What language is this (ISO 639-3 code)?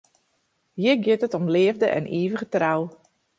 fry